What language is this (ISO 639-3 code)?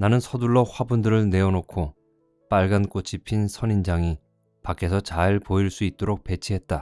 kor